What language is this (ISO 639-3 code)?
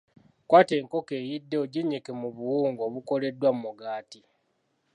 lug